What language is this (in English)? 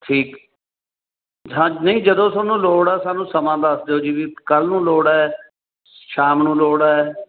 Punjabi